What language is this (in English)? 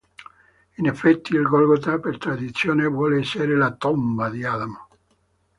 Italian